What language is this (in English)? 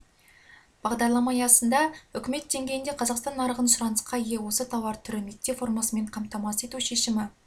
Kazakh